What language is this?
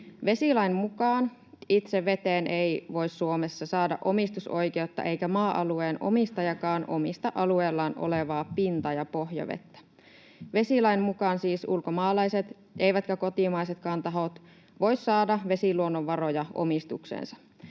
Finnish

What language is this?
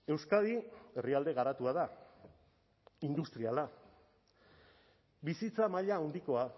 Basque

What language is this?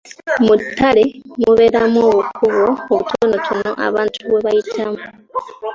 Ganda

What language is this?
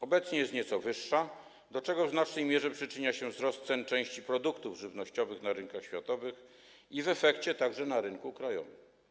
Polish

